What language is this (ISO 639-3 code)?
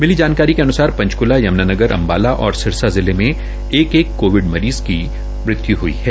hin